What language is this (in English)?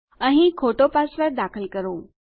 Gujarati